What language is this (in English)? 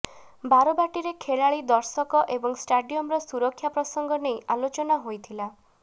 Odia